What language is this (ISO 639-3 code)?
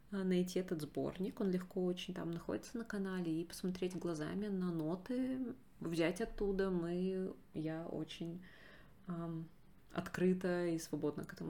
rus